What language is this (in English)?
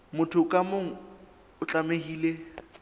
Southern Sotho